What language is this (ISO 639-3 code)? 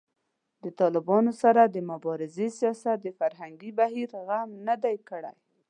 pus